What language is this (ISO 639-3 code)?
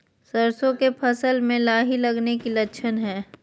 mag